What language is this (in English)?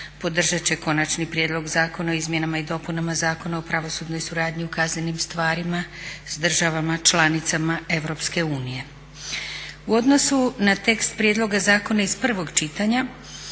Croatian